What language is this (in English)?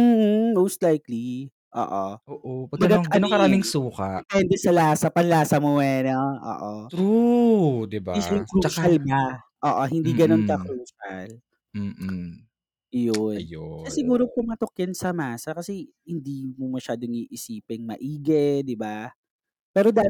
Filipino